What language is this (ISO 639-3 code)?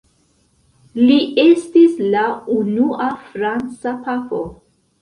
epo